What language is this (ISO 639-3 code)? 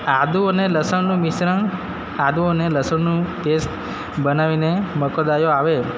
guj